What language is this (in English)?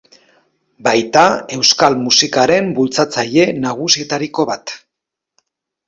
Basque